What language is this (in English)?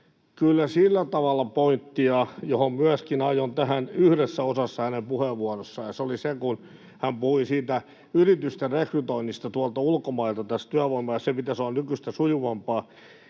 Finnish